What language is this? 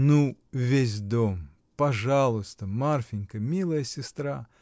Russian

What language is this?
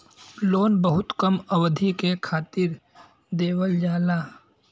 Bhojpuri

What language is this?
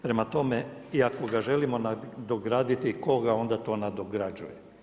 Croatian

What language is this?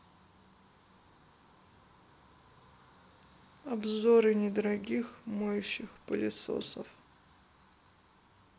Russian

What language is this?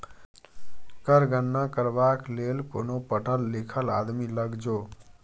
Maithili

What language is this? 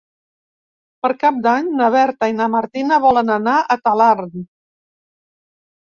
Catalan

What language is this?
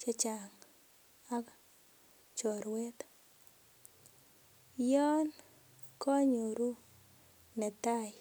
Kalenjin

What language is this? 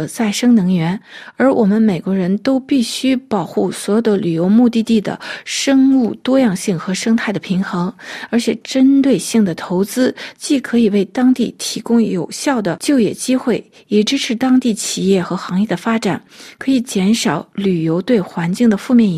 Chinese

